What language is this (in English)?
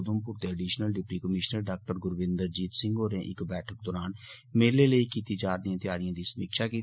Dogri